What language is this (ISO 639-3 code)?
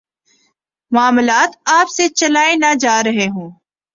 urd